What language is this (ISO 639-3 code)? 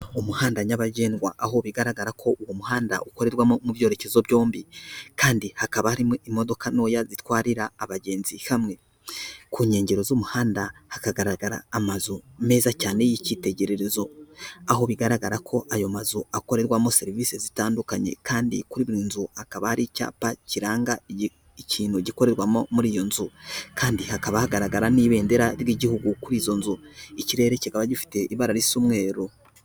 kin